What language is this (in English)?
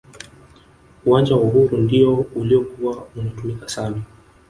Swahili